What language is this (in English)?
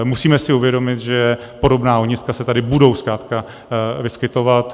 Czech